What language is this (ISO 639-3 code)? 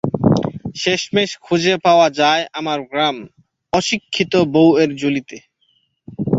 ben